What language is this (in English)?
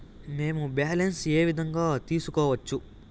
Telugu